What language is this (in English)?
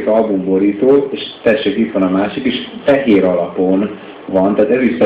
Hungarian